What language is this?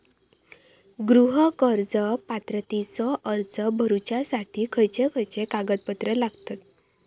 Marathi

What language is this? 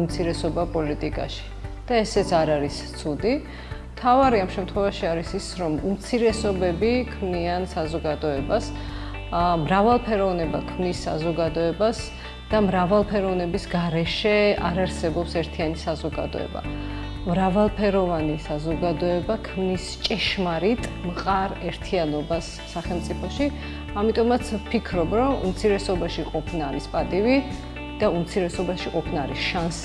Georgian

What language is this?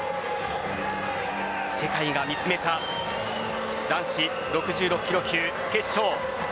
Japanese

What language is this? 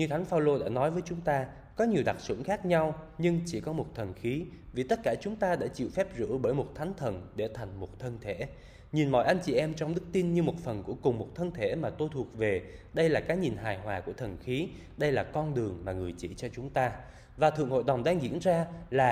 Vietnamese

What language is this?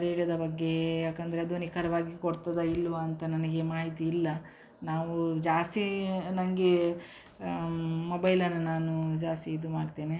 Kannada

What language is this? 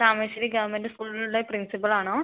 Malayalam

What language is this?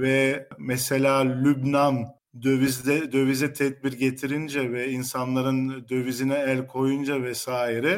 Turkish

